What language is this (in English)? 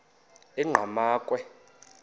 Xhosa